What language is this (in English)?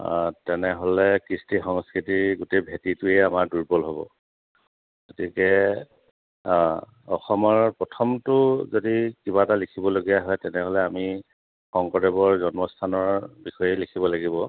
Assamese